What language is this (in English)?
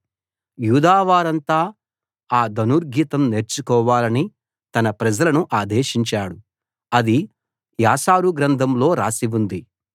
Telugu